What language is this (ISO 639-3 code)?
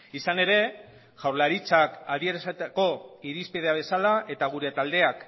eus